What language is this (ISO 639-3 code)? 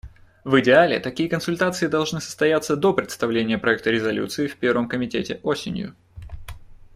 rus